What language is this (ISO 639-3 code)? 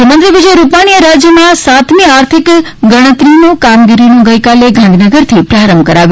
guj